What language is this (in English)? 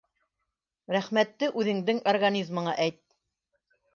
Bashkir